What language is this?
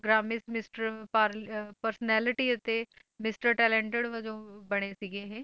Punjabi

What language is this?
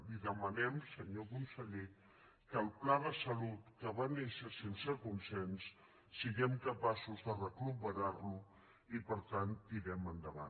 Catalan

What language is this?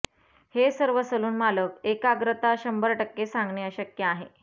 Marathi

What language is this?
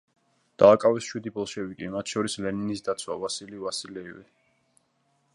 Georgian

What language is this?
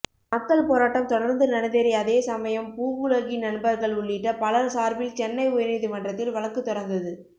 Tamil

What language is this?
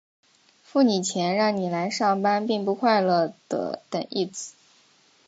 Chinese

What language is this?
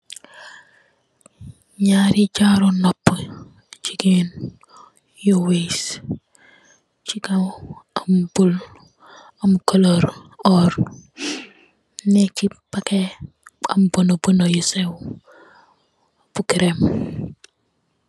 Wolof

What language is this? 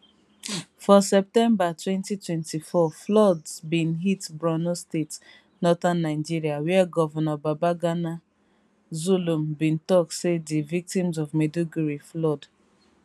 Nigerian Pidgin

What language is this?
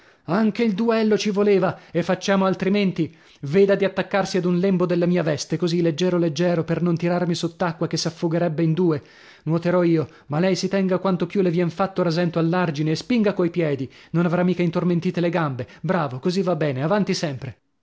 Italian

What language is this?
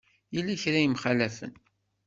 Kabyle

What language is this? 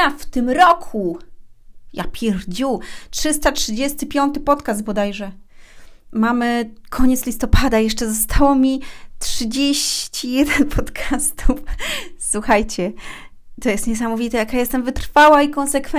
Polish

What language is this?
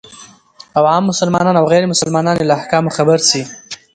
Pashto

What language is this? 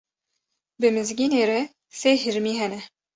Kurdish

